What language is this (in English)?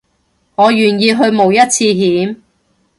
Cantonese